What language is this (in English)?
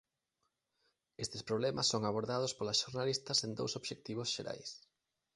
Galician